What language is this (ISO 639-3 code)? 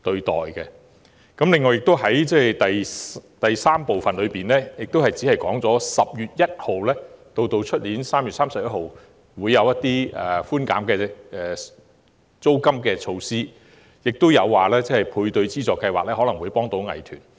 yue